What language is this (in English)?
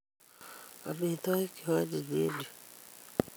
Kalenjin